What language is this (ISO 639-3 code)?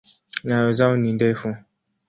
swa